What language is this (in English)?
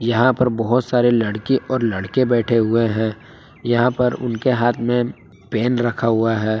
Hindi